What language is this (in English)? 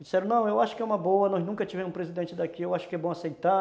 Portuguese